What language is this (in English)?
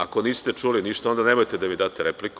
Serbian